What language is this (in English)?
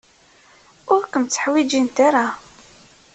Kabyle